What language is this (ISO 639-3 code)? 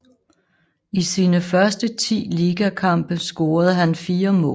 dan